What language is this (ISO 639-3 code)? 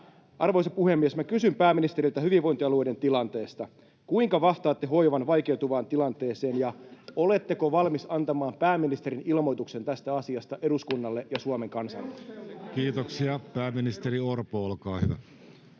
fin